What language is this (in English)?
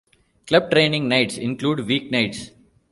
English